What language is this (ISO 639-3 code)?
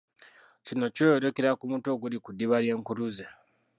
lug